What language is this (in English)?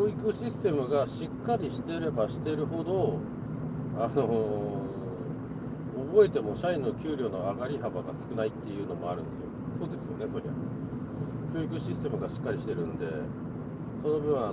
Japanese